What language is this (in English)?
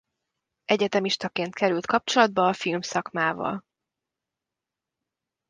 Hungarian